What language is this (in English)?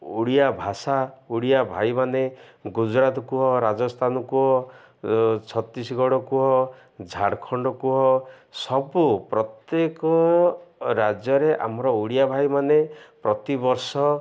Odia